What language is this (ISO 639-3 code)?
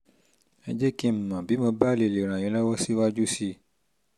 yor